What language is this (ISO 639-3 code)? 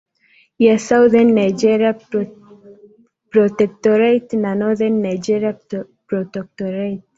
swa